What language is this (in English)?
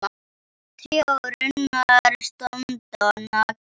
Icelandic